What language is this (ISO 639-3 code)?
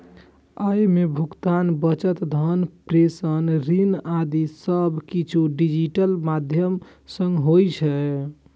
mai